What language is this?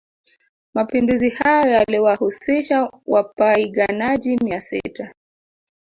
Swahili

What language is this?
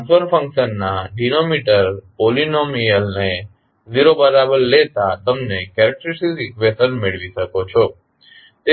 Gujarati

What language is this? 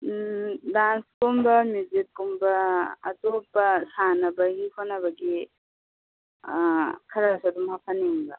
Manipuri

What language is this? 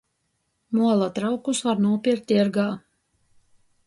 Latgalian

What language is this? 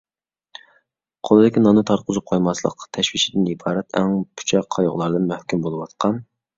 Uyghur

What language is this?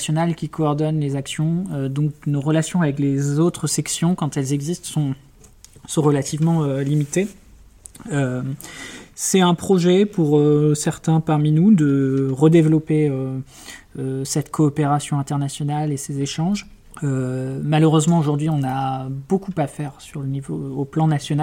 French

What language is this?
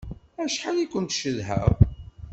Kabyle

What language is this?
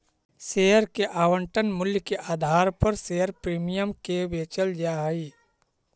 Magahi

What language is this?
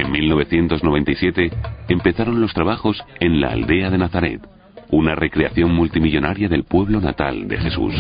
Spanish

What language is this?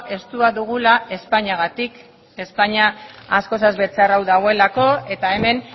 Basque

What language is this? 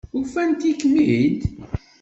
Kabyle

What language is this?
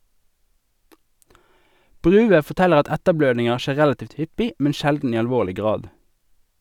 Norwegian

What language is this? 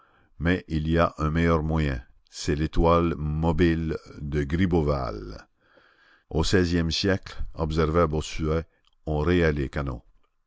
French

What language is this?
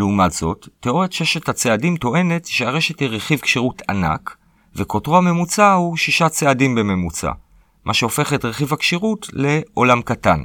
Hebrew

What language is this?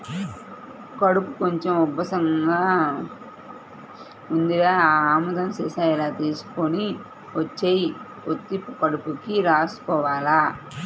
Telugu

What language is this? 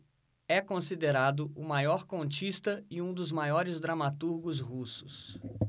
Portuguese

